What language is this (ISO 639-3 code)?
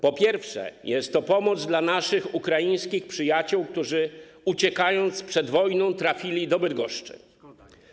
pol